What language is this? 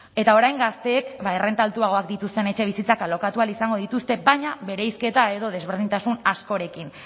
Basque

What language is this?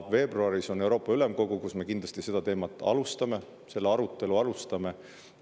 Estonian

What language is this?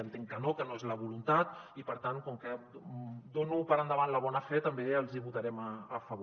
Catalan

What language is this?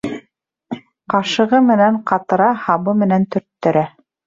Bashkir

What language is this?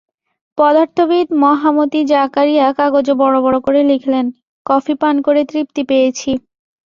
Bangla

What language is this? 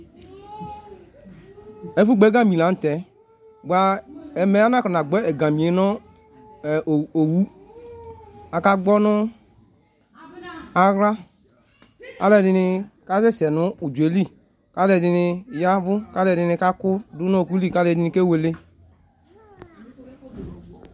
Ikposo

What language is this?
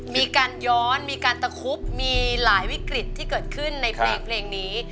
Thai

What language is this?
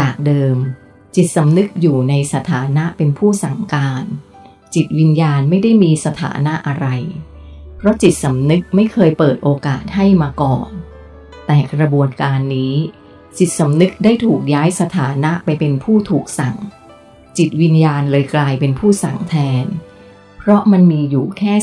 Thai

